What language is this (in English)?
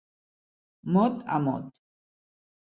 Catalan